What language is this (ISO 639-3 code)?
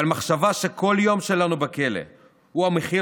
heb